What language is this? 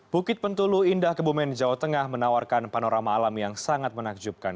Indonesian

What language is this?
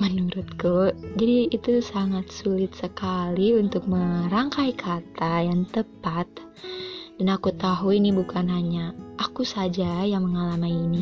Indonesian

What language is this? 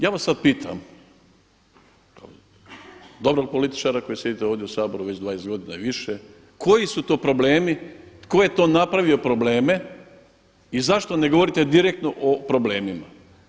Croatian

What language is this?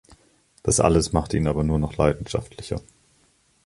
German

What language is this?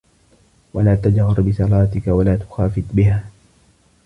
Arabic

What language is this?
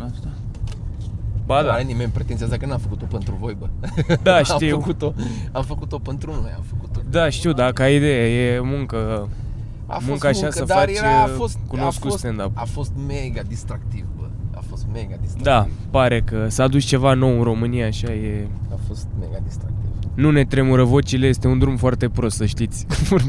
Romanian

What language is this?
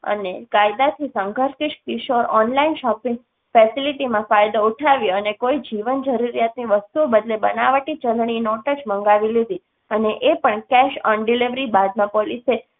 Gujarati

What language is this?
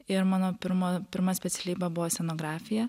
Lithuanian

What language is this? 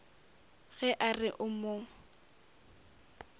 Northern Sotho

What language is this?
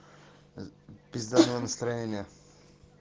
Russian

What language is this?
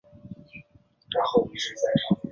Chinese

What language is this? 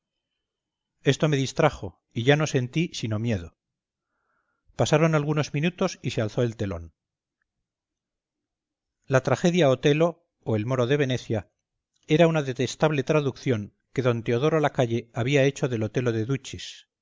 Spanish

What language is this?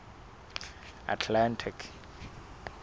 Southern Sotho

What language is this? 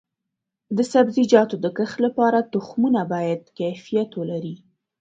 Pashto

